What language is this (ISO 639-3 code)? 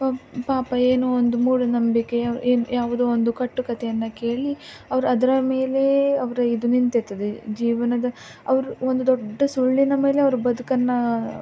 kan